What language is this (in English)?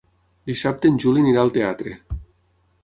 Catalan